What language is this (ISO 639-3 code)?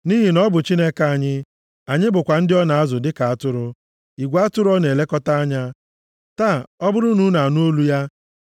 ibo